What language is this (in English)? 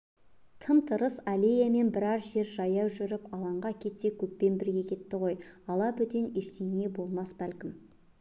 Kazakh